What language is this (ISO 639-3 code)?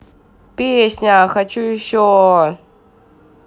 rus